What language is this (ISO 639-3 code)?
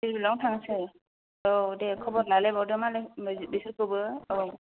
brx